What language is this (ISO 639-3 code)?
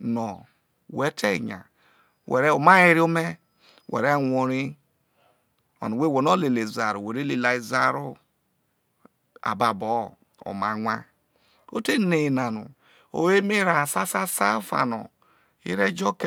iso